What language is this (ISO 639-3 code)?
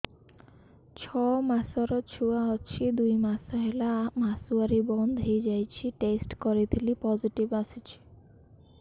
ori